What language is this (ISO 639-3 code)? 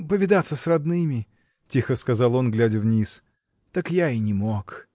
rus